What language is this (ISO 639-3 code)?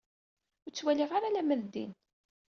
kab